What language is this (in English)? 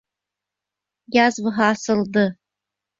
Bashkir